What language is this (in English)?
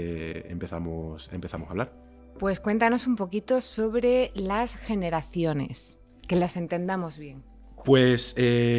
Spanish